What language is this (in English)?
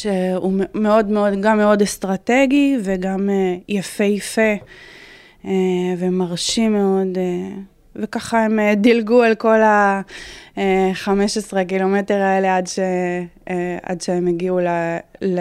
Hebrew